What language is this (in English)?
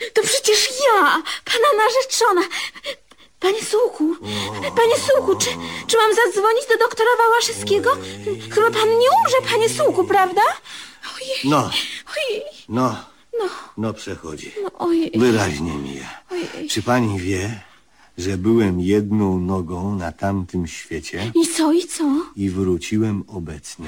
Polish